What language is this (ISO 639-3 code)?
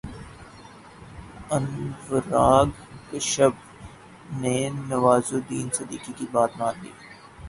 urd